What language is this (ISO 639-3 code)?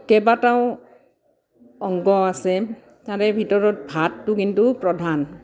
asm